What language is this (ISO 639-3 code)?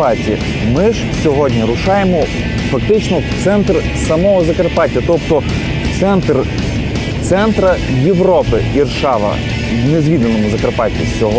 ukr